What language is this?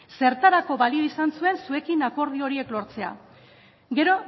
Basque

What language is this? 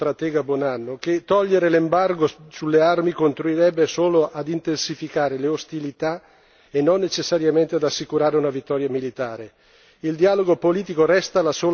Italian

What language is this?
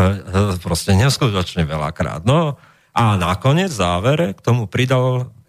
Slovak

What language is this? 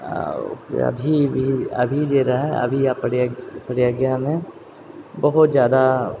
Maithili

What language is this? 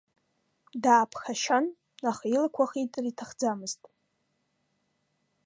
Abkhazian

